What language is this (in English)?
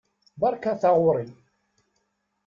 Kabyle